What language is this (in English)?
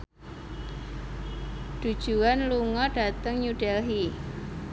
Javanese